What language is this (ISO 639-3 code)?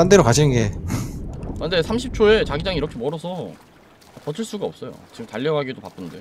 kor